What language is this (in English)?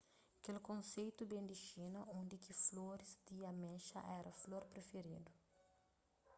Kabuverdianu